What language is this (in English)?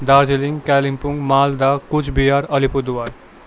Nepali